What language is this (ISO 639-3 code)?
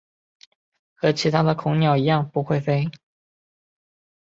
zho